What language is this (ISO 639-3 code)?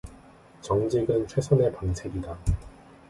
kor